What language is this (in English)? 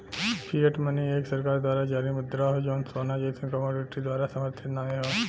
Bhojpuri